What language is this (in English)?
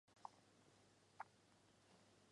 Chinese